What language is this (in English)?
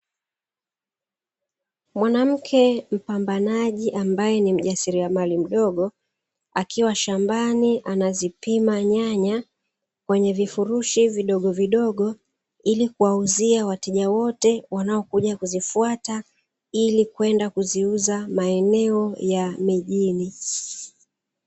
Swahili